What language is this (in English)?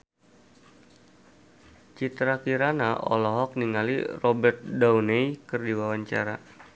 Sundanese